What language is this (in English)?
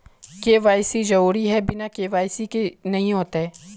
Magahi